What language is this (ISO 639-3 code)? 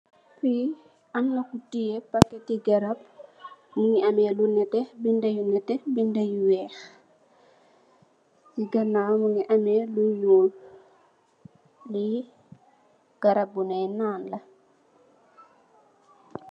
wol